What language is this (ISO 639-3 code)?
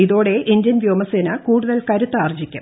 mal